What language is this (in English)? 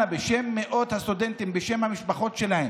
Hebrew